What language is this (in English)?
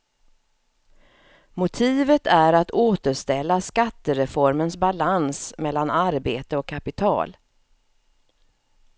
Swedish